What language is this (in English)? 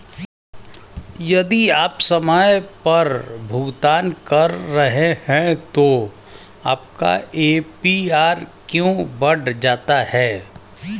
Hindi